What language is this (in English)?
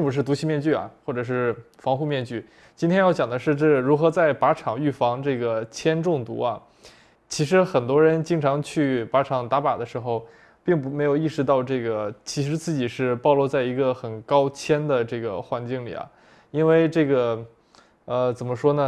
Chinese